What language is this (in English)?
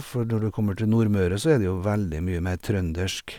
Norwegian